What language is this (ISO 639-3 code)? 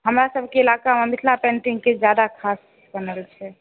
mai